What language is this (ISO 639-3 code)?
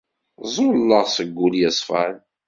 kab